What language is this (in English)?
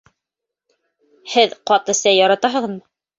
Bashkir